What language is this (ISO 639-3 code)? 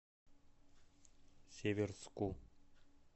rus